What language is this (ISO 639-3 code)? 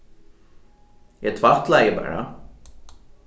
fao